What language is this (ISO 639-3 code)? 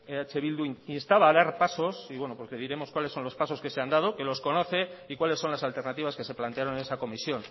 spa